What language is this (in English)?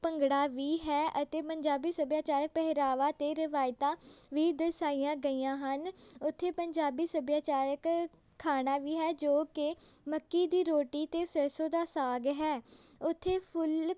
Punjabi